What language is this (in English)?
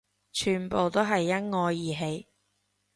Cantonese